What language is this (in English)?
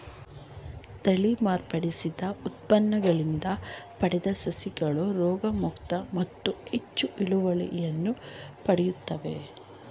Kannada